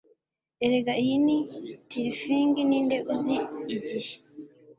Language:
Kinyarwanda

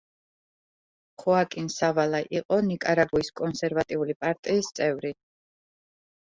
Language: Georgian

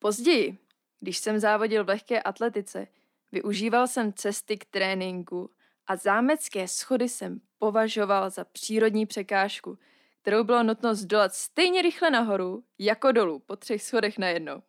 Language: Czech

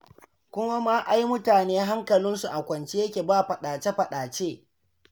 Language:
Hausa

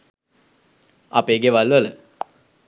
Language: Sinhala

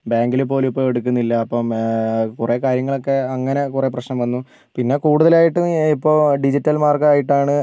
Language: Malayalam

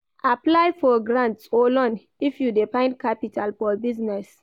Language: Nigerian Pidgin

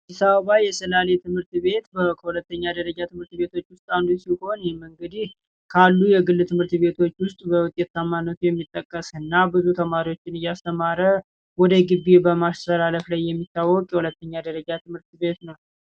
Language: Amharic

